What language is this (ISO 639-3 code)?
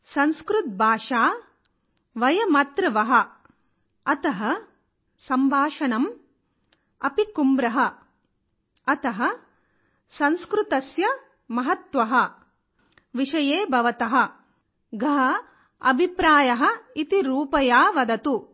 tel